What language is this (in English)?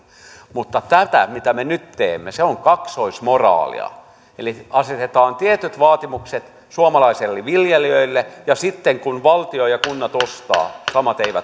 Finnish